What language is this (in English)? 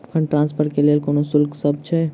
Maithili